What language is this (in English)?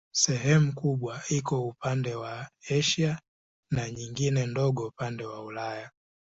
Swahili